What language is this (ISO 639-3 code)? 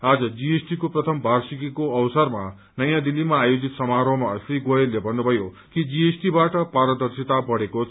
nep